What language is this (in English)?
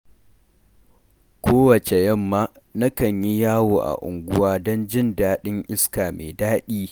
Hausa